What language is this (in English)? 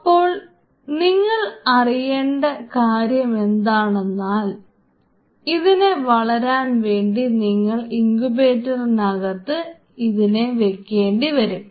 Malayalam